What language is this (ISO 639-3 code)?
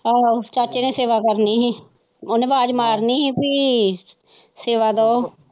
pan